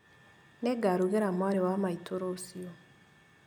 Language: Kikuyu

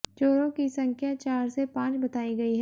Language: Hindi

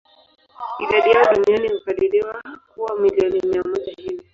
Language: Swahili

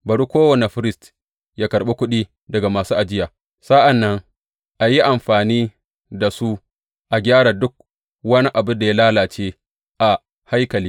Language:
Hausa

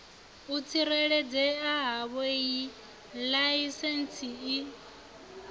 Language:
Venda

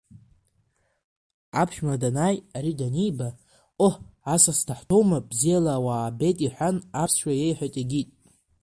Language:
Abkhazian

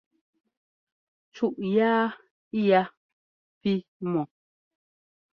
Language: Ngomba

